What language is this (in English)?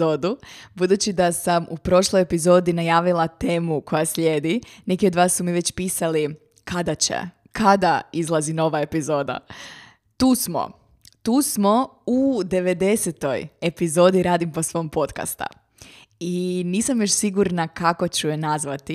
Croatian